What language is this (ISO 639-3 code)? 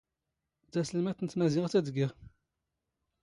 zgh